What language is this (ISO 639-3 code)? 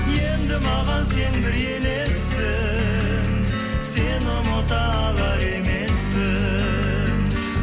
kaz